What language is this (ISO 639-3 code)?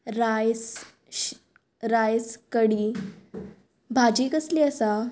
kok